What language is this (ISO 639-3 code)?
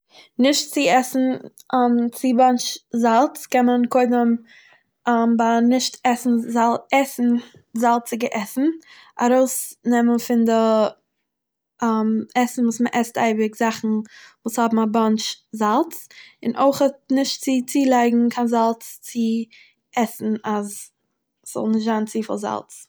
yid